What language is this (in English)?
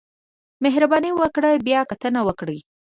Pashto